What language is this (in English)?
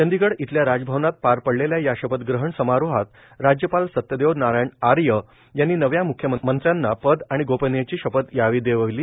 Marathi